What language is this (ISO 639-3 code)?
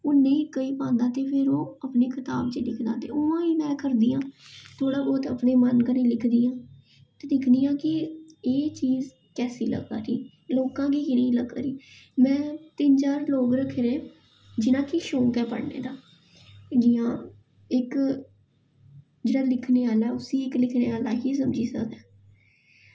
doi